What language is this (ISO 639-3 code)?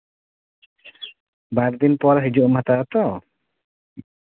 sat